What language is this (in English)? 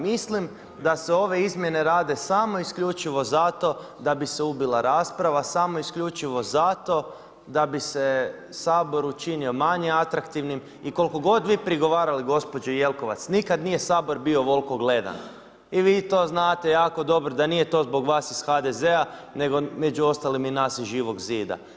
Croatian